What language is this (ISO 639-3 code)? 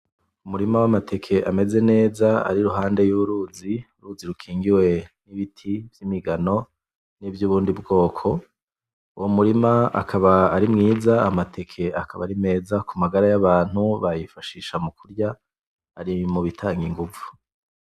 run